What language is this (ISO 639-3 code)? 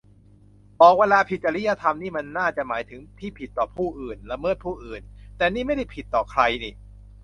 tha